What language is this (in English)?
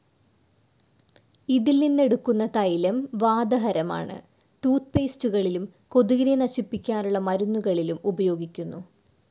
Malayalam